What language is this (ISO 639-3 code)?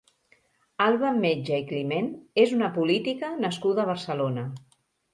cat